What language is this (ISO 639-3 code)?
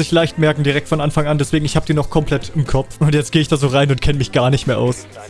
deu